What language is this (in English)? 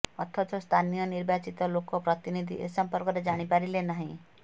Odia